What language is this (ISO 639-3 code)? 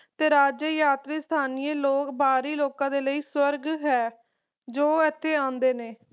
pan